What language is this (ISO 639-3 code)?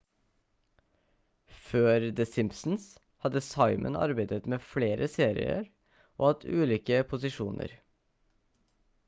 nob